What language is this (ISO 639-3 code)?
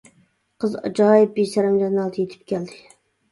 uig